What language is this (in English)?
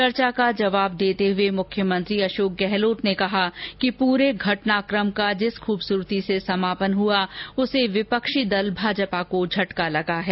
Hindi